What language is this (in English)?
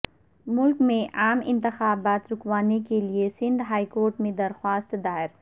Urdu